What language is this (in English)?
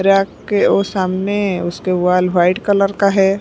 Hindi